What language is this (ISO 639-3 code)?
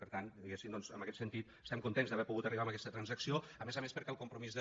cat